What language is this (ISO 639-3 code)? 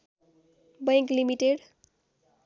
nep